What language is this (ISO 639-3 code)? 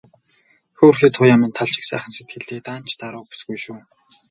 mon